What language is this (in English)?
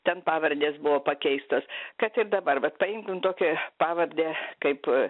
Lithuanian